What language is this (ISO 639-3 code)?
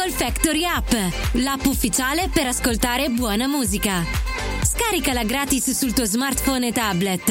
ita